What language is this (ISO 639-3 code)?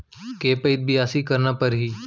hne